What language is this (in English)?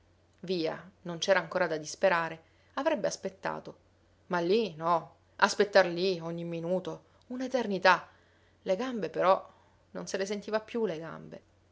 Italian